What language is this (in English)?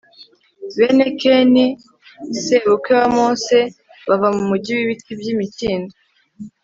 Kinyarwanda